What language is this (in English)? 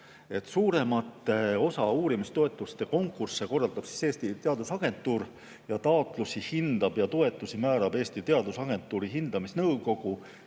Estonian